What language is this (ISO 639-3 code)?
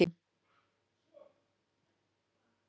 isl